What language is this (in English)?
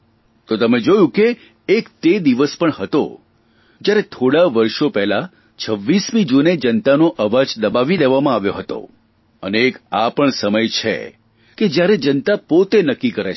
Gujarati